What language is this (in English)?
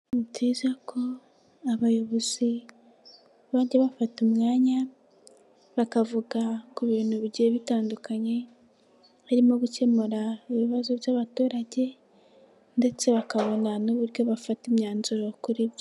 Kinyarwanda